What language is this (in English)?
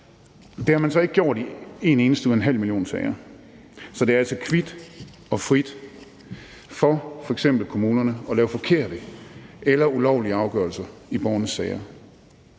Danish